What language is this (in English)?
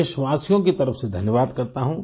Hindi